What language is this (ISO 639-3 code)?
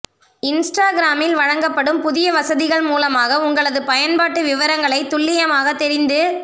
tam